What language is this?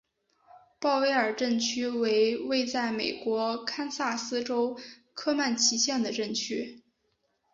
Chinese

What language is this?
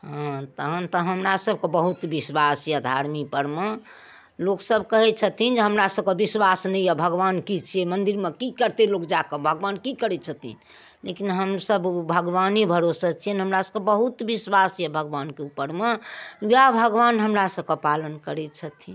Maithili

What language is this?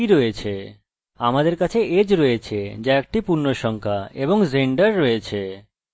Bangla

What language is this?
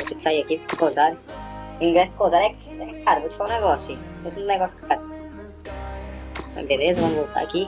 Portuguese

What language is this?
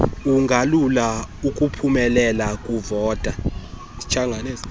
Xhosa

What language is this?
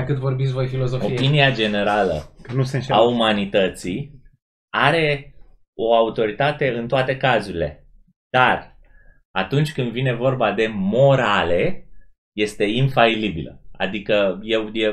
Romanian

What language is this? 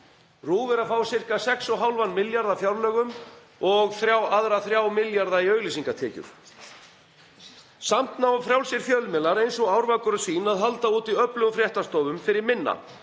Icelandic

